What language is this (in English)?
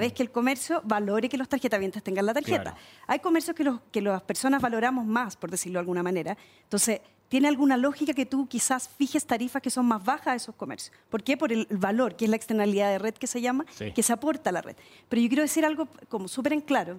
Spanish